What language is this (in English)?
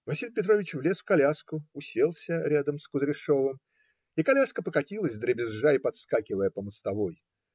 Russian